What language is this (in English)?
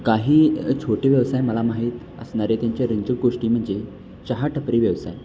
Marathi